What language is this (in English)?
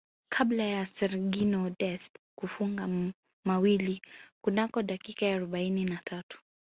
Swahili